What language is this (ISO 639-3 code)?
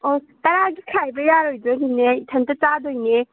mni